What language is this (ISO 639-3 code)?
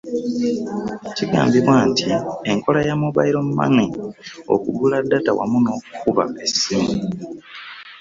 lug